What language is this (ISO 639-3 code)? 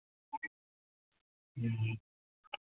sat